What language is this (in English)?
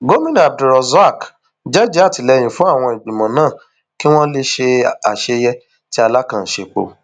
Yoruba